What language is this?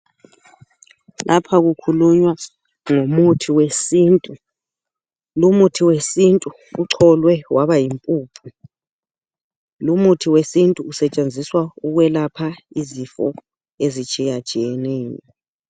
North Ndebele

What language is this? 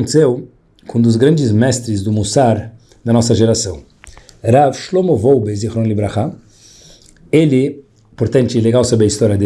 Portuguese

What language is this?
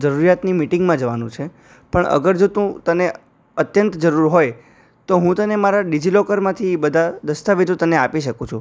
Gujarati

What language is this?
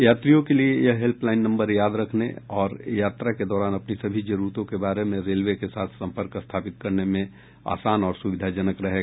Hindi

